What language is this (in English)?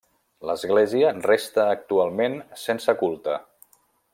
Catalan